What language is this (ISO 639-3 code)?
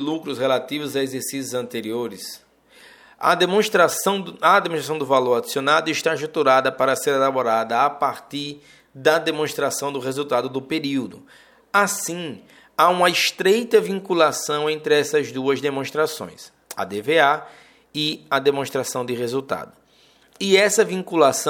por